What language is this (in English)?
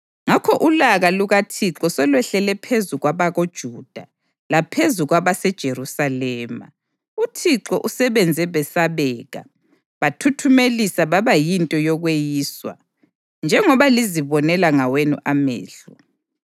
North Ndebele